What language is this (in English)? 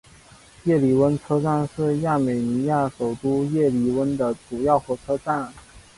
Chinese